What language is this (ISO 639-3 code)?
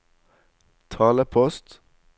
nor